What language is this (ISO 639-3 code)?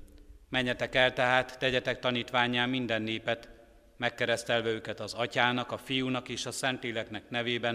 hun